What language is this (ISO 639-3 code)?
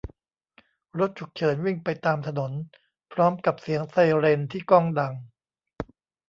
tha